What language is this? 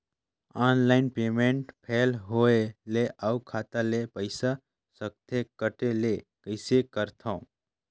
Chhattisgarhi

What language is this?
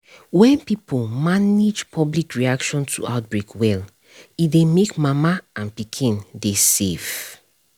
Nigerian Pidgin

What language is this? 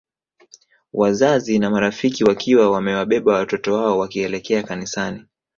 Swahili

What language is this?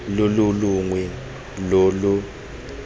Tswana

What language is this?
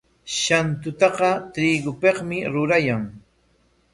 Corongo Ancash Quechua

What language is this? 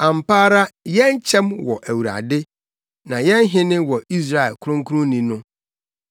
Akan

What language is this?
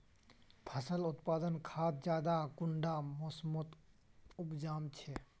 Magahi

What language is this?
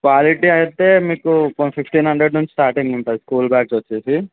Telugu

